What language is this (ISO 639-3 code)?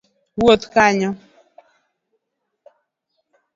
luo